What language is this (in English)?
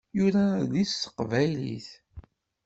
Kabyle